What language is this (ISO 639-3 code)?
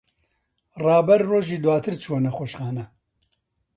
ckb